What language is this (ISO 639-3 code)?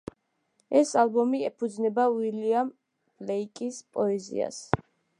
kat